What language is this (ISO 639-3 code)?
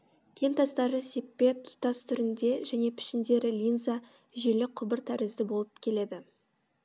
kaz